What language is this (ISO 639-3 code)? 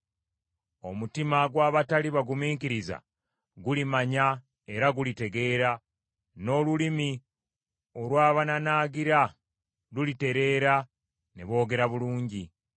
lug